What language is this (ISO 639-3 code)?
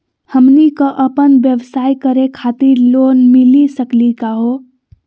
mag